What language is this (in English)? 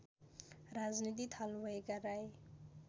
Nepali